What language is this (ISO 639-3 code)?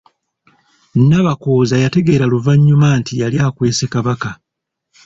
lug